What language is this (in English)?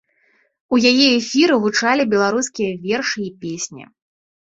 Belarusian